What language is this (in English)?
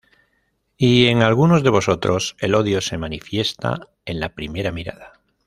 Spanish